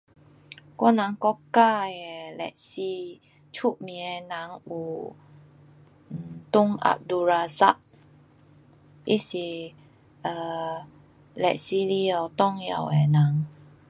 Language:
Pu-Xian Chinese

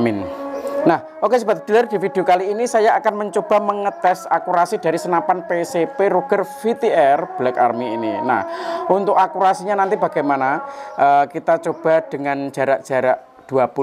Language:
Indonesian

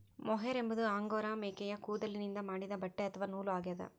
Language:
Kannada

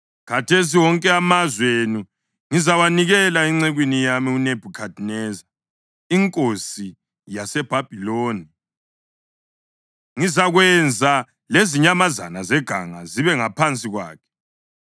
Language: North Ndebele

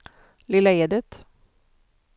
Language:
Swedish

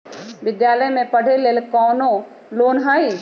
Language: Magahi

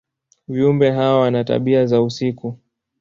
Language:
Swahili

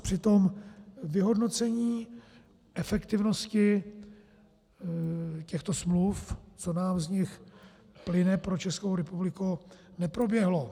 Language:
Czech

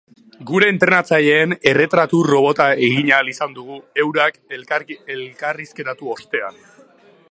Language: Basque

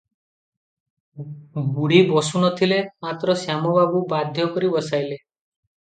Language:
Odia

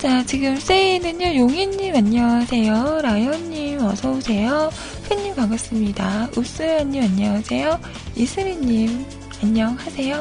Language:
Korean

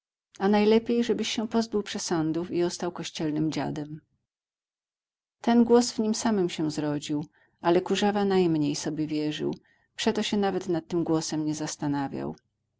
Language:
Polish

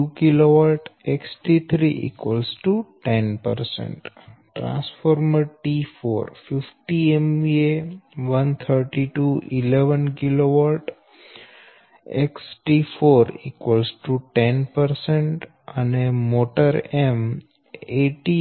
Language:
Gujarati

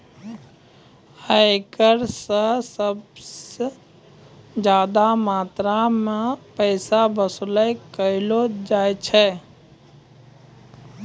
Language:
Maithili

